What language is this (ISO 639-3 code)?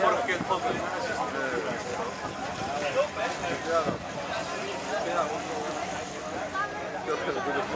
nld